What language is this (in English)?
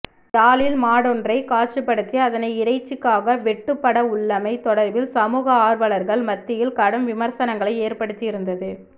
Tamil